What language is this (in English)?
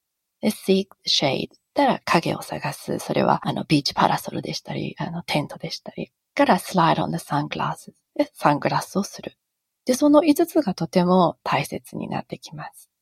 Japanese